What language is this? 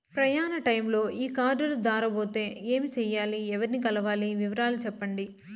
Telugu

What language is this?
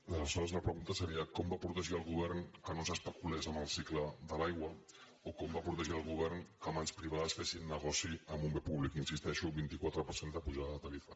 Catalan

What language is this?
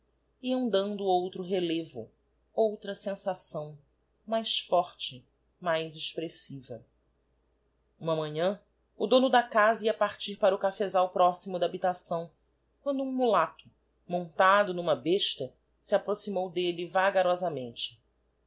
Portuguese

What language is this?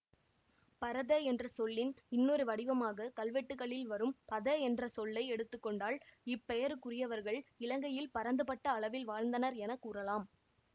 Tamil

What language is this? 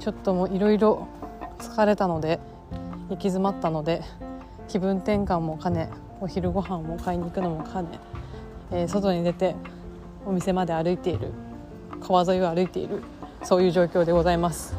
Japanese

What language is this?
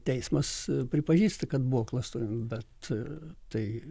Lithuanian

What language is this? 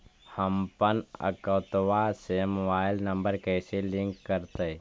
Magahi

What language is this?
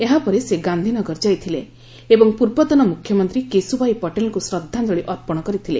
Odia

